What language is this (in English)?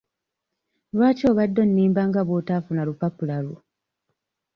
Ganda